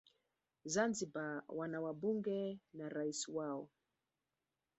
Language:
Swahili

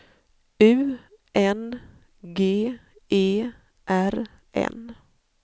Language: Swedish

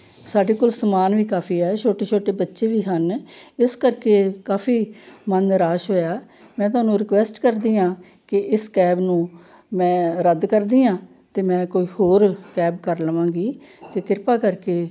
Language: Punjabi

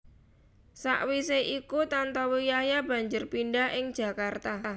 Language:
Javanese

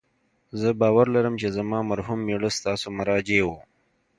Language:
Pashto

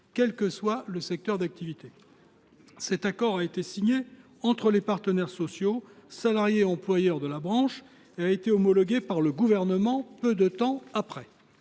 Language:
French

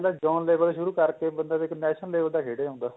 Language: Punjabi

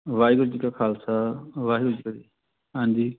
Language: Punjabi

